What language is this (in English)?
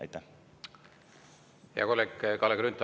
Estonian